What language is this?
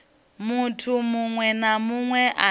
Venda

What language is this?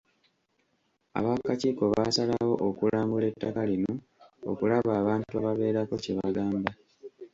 Ganda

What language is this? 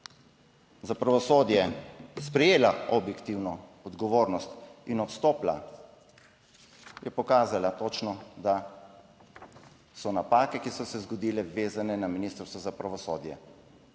Slovenian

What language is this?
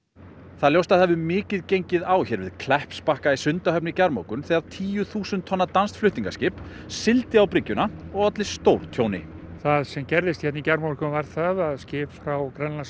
Icelandic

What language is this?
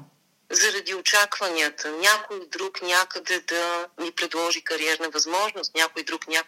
Bulgarian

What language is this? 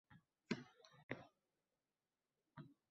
Uzbek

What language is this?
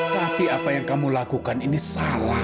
Indonesian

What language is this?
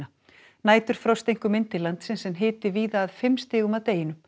Icelandic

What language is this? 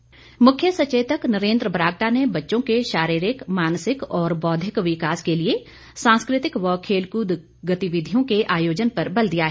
Hindi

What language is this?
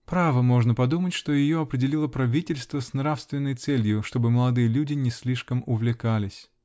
Russian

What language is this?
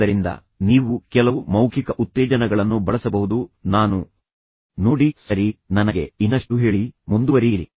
Kannada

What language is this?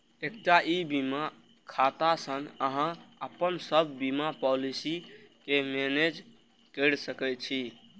Maithili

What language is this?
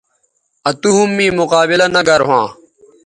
Bateri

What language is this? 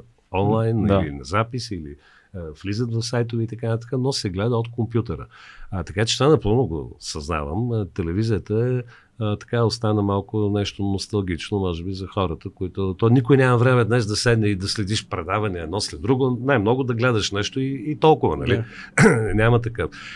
Bulgarian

